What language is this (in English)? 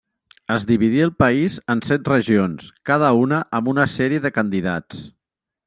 Catalan